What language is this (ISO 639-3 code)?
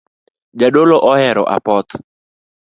luo